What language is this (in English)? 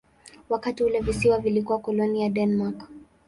Swahili